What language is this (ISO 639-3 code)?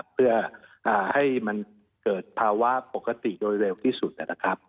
tha